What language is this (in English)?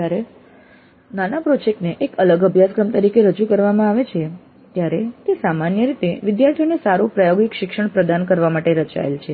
Gujarati